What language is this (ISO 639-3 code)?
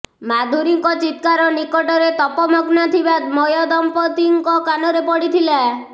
ori